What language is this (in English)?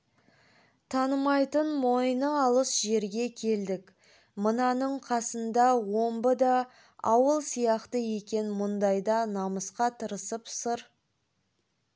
Kazakh